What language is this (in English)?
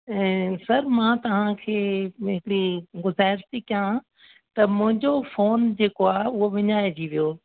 Sindhi